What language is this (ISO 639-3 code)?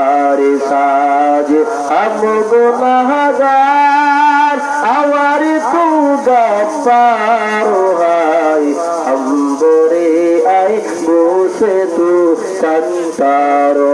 ben